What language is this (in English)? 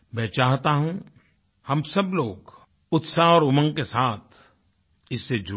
Hindi